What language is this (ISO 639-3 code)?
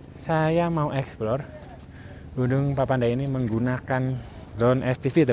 ind